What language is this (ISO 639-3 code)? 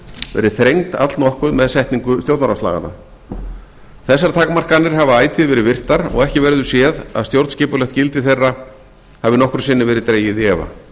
isl